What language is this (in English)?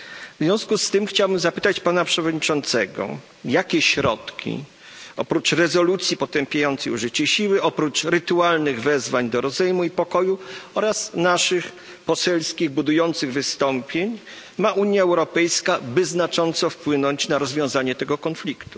Polish